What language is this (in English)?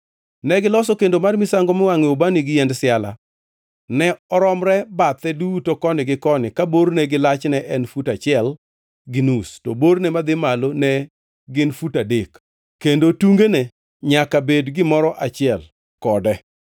Luo (Kenya and Tanzania)